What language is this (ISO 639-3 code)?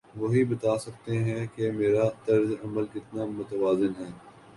urd